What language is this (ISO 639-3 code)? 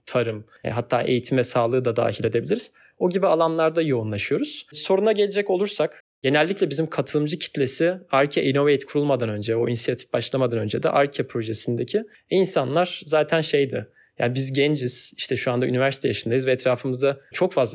tur